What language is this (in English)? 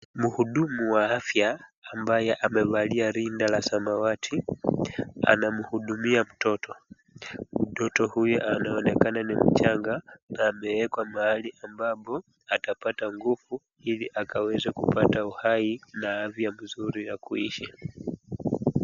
Swahili